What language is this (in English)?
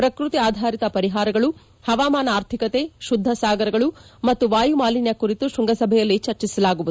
Kannada